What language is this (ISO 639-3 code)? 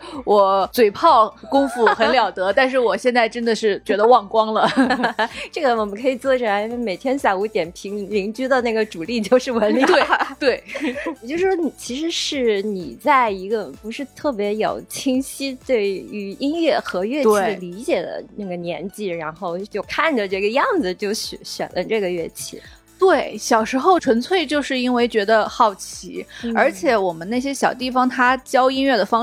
zho